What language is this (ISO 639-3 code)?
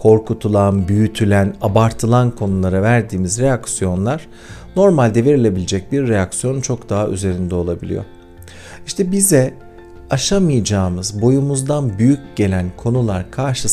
tur